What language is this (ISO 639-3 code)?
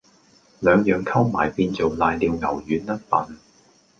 yue